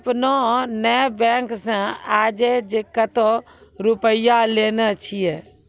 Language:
Maithili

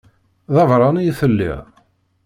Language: Kabyle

